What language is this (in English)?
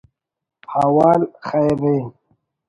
Brahui